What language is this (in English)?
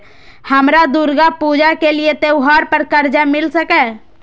Maithili